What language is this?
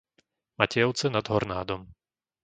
Slovak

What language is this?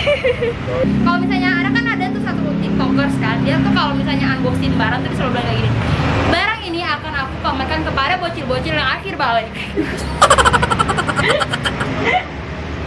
Indonesian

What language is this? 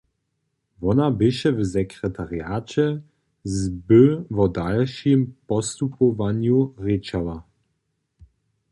Upper Sorbian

